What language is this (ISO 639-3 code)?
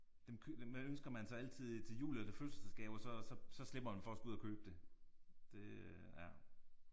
dan